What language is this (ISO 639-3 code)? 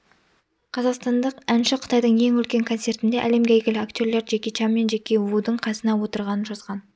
kaz